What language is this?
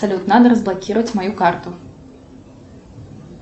Russian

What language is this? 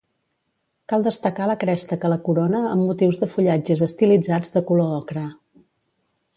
Catalan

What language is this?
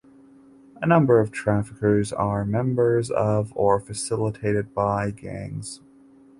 English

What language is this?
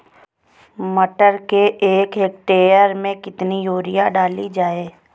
Hindi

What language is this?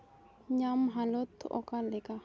Santali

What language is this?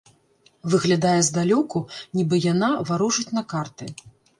Belarusian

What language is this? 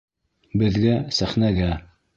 Bashkir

